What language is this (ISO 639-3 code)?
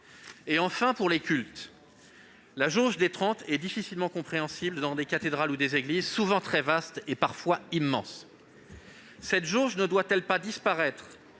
fra